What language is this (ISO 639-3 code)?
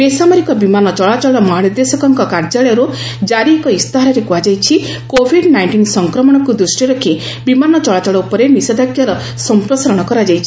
ori